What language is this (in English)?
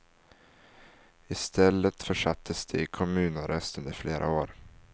Swedish